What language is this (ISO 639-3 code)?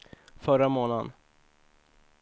swe